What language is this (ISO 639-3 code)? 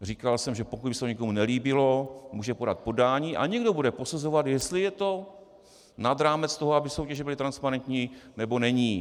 ces